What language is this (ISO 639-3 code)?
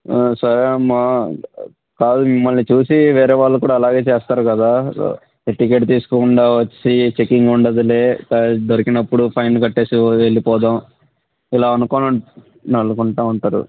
tel